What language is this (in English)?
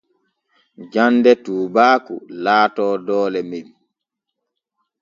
Borgu Fulfulde